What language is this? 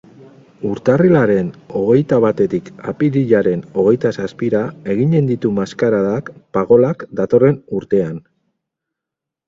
Basque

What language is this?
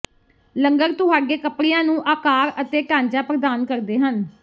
Punjabi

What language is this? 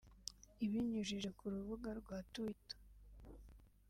Kinyarwanda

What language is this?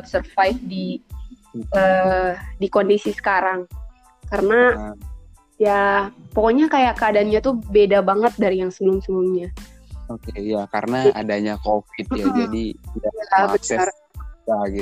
Indonesian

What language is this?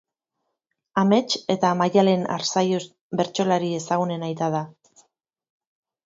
Basque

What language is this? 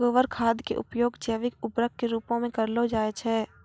Maithili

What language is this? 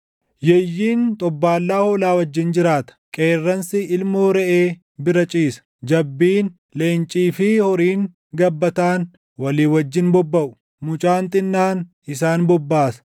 Oromo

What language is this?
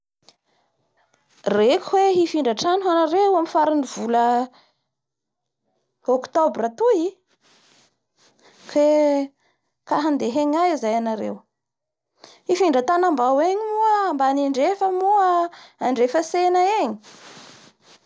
Bara Malagasy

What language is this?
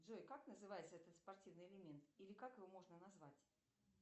Russian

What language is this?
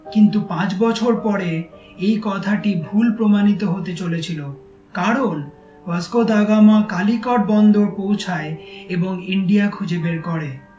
Bangla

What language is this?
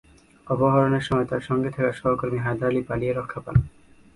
Bangla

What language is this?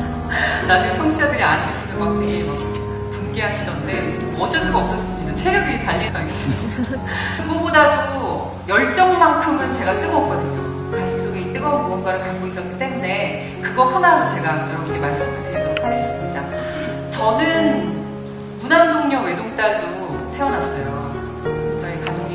Korean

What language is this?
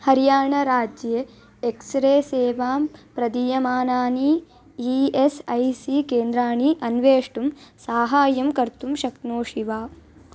Sanskrit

